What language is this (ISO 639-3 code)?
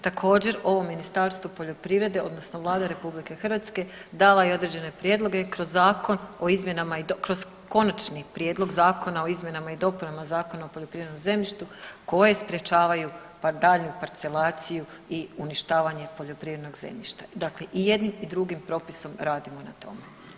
hrv